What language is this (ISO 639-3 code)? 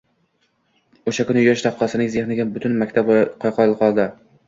uzb